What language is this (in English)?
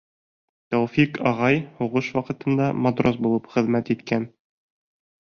Bashkir